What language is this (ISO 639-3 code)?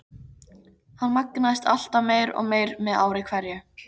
isl